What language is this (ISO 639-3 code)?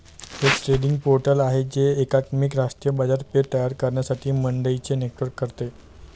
mar